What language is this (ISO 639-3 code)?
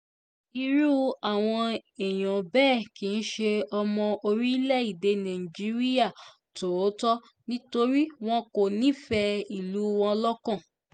yor